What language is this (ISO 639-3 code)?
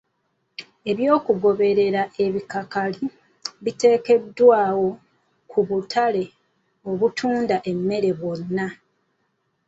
lug